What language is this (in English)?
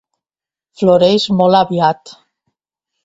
Catalan